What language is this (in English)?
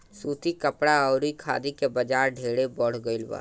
Bhojpuri